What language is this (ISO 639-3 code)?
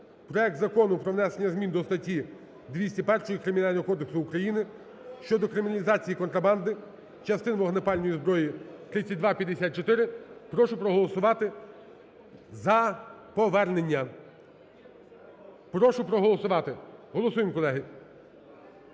ukr